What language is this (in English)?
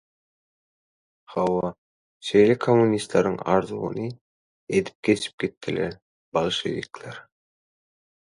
Turkmen